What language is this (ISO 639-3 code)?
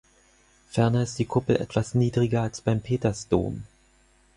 deu